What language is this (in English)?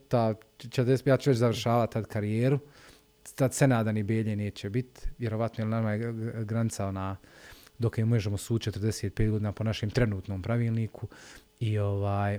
Croatian